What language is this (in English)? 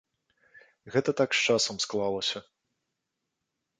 Belarusian